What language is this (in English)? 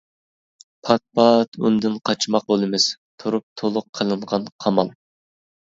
Uyghur